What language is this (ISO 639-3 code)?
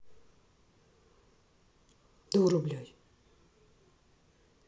rus